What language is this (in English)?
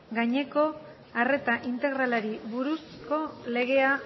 Basque